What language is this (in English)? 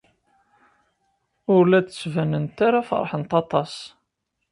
Kabyle